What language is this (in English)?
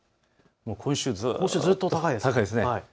Japanese